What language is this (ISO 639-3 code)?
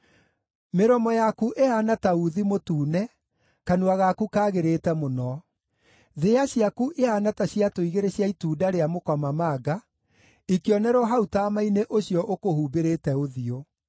kik